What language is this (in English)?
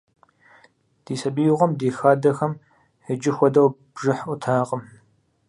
Kabardian